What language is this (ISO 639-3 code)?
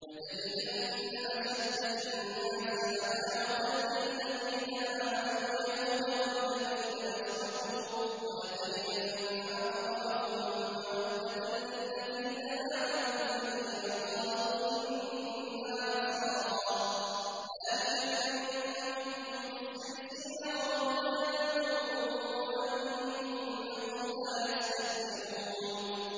ara